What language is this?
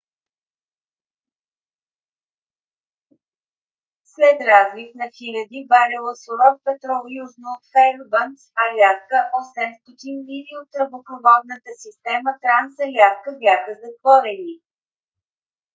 Bulgarian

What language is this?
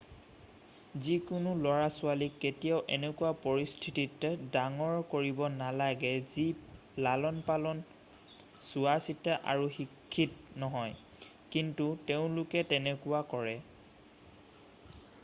Assamese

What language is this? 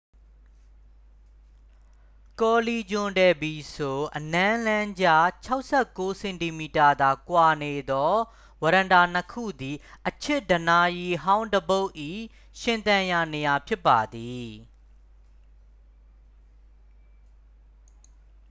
Burmese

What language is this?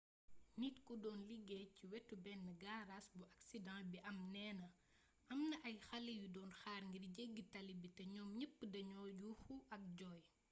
Wolof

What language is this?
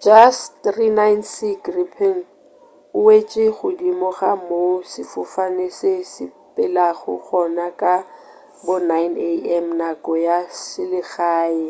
Northern Sotho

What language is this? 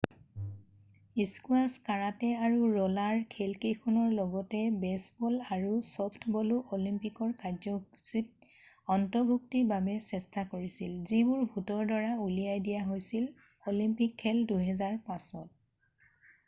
Assamese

